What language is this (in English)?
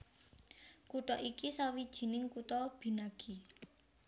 Javanese